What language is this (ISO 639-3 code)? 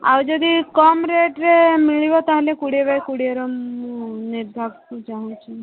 ori